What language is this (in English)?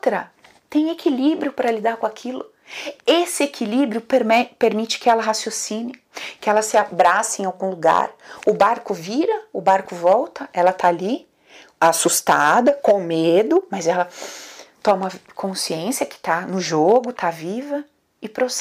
Portuguese